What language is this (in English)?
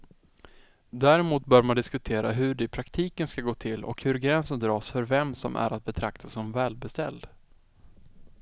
Swedish